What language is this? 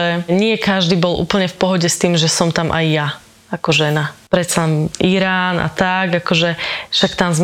Slovak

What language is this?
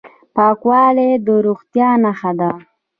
Pashto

